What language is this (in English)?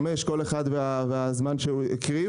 Hebrew